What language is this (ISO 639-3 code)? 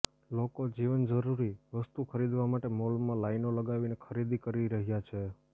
guj